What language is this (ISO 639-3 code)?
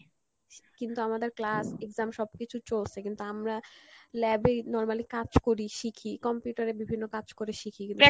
ben